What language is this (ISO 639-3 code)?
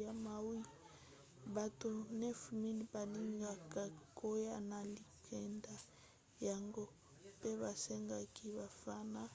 lin